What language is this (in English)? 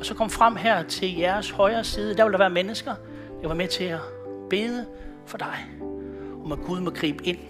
Danish